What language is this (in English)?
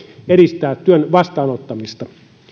Finnish